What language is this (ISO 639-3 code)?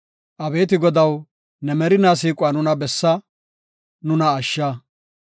gof